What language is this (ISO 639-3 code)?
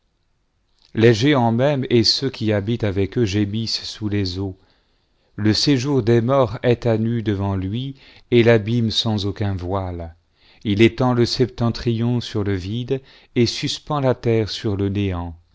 fra